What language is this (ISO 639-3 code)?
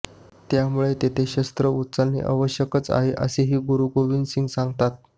mar